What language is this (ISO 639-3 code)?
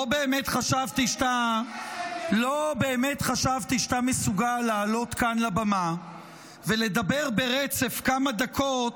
heb